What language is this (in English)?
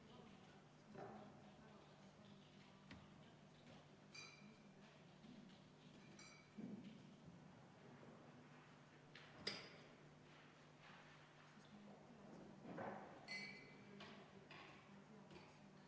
Estonian